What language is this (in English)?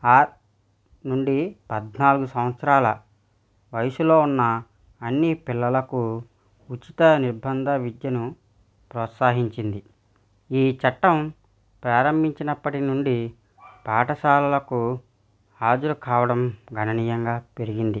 Telugu